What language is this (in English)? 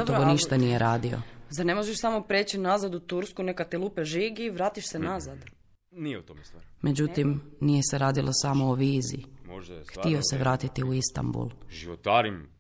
Croatian